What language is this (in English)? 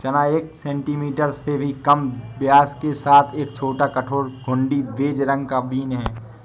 Hindi